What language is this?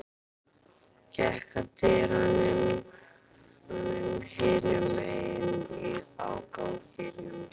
Icelandic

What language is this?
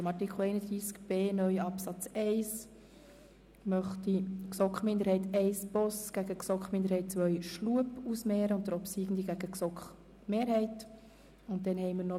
Swiss German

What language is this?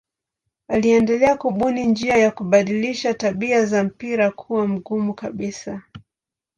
Swahili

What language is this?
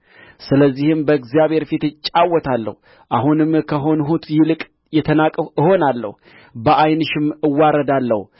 Amharic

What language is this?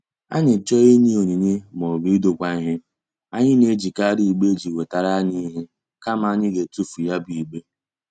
Igbo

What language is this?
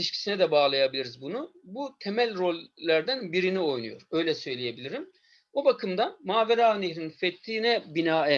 Turkish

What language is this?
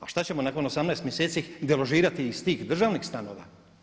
Croatian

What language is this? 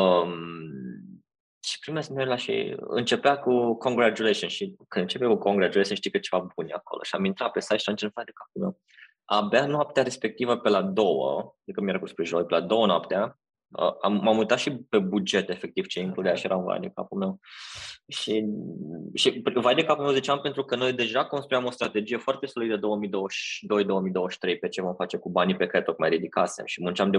Romanian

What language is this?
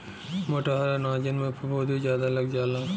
Bhojpuri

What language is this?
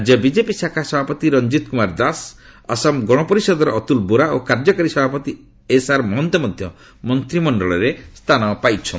Odia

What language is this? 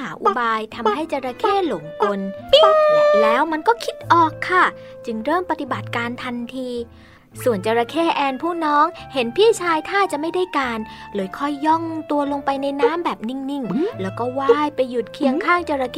Thai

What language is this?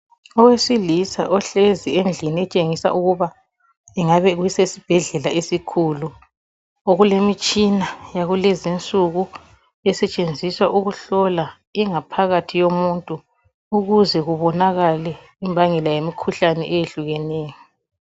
North Ndebele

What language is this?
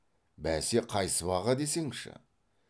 Kazakh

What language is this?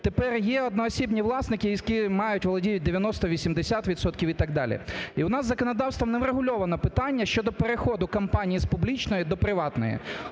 Ukrainian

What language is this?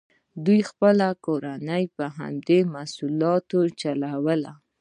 Pashto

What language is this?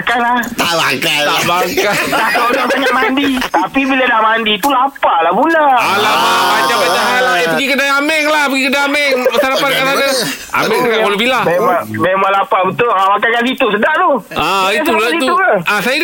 Malay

